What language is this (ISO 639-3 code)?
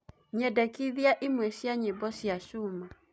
kik